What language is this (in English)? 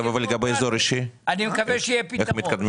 Hebrew